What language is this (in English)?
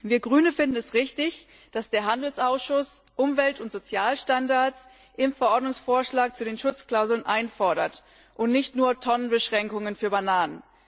German